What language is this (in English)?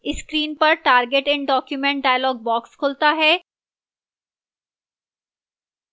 Hindi